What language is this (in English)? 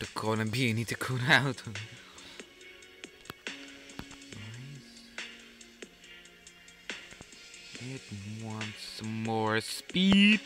Dutch